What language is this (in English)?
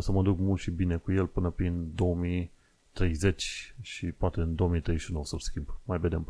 Romanian